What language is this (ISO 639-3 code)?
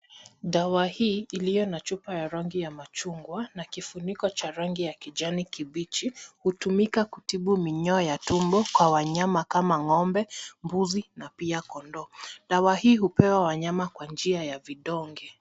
swa